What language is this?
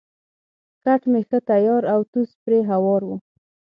Pashto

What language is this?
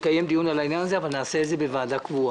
Hebrew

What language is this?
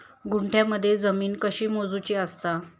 Marathi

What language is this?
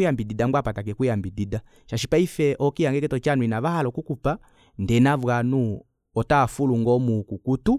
Kuanyama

